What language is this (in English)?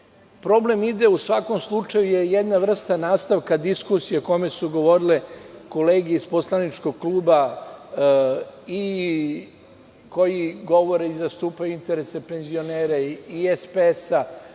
Serbian